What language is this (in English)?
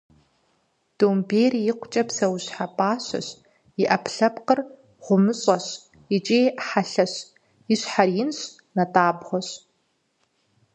Kabardian